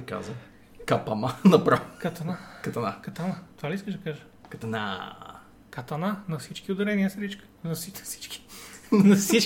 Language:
Bulgarian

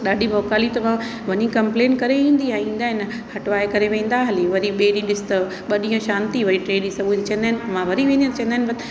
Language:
Sindhi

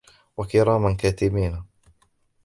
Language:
Arabic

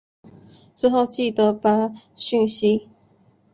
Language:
Chinese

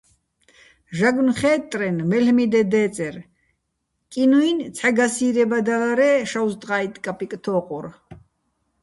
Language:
Bats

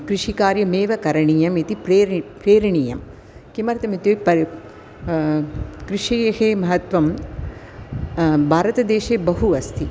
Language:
Sanskrit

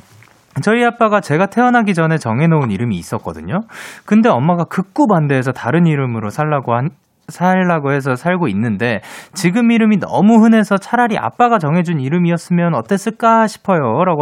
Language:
Korean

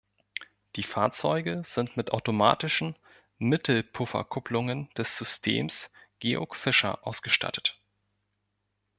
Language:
German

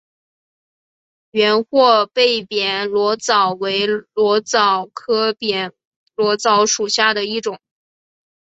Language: Chinese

